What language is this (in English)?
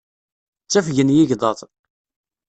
Kabyle